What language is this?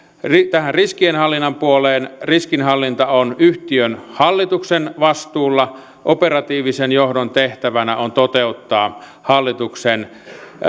Finnish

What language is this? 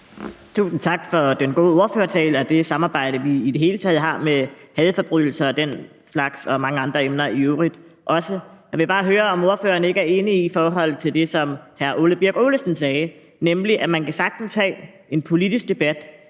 Danish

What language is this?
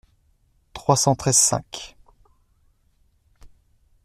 French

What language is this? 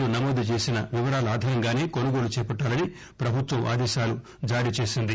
Telugu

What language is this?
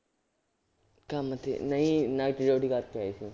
Punjabi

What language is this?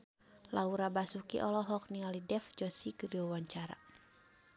Sundanese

